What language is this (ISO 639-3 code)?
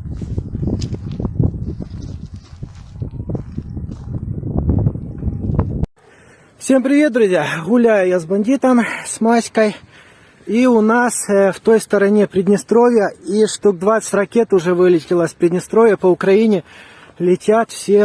rus